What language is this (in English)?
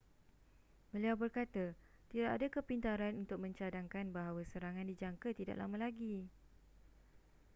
Malay